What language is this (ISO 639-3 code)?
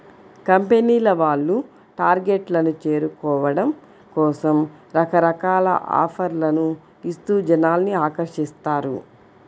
tel